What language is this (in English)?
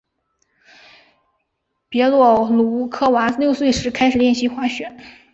Chinese